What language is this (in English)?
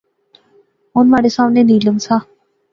Pahari-Potwari